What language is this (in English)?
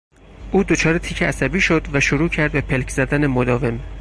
Persian